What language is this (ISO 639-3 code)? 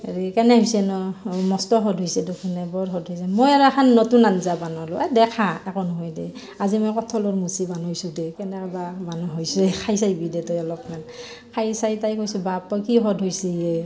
asm